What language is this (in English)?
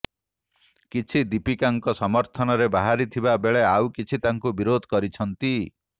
Odia